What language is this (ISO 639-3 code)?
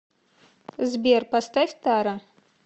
rus